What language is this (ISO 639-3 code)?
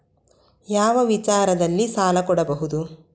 kan